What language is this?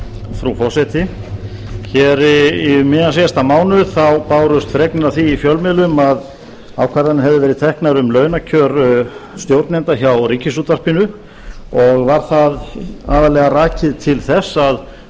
Icelandic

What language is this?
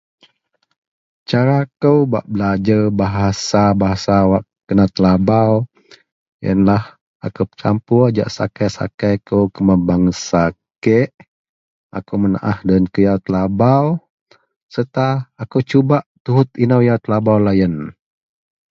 Central Melanau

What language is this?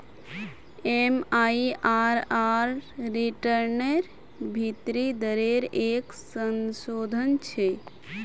Magahi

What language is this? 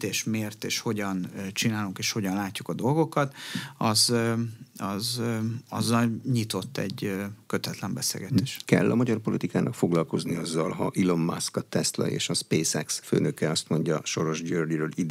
Hungarian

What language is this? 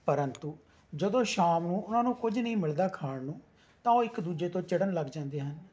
Punjabi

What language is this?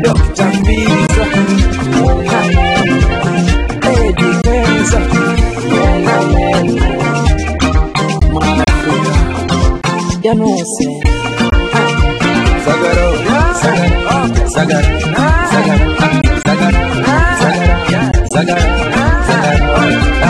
Arabic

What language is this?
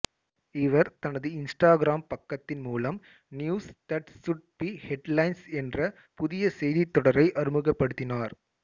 Tamil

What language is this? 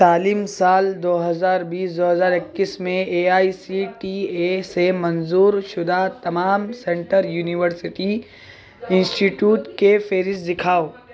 Urdu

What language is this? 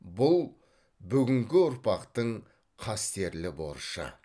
Kazakh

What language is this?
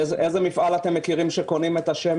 Hebrew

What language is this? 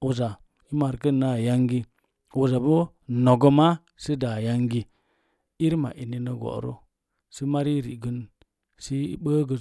Mom Jango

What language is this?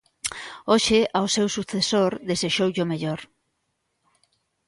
Galician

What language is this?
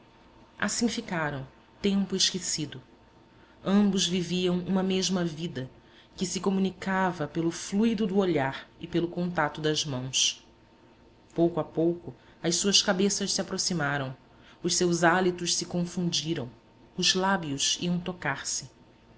Portuguese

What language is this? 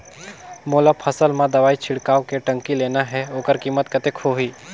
Chhattisgarhi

